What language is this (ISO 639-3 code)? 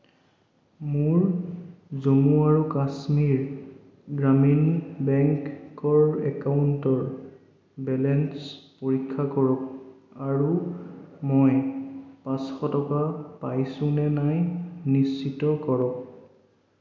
asm